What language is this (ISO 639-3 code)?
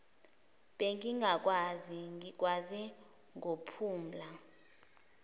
zul